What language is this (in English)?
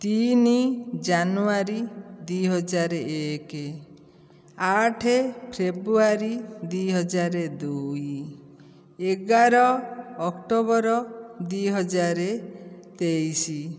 Odia